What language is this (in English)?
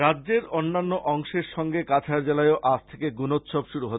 Bangla